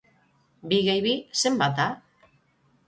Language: Basque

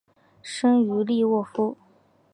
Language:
Chinese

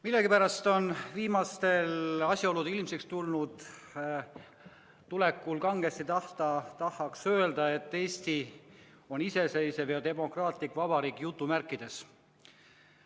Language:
Estonian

